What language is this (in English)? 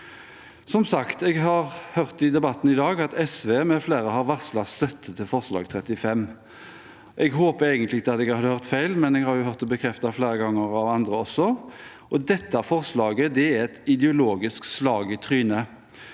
Norwegian